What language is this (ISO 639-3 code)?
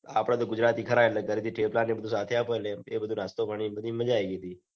guj